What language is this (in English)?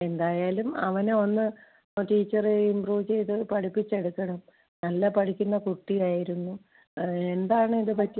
Malayalam